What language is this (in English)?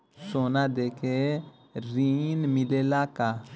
Bhojpuri